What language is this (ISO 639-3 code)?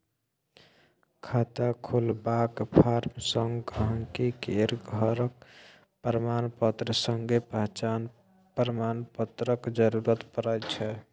mai